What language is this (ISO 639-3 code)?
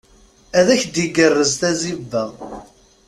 kab